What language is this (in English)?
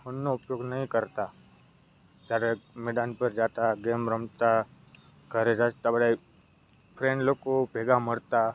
Gujarati